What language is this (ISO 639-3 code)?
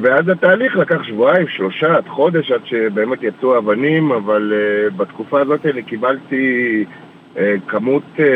heb